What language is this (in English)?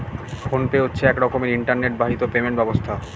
Bangla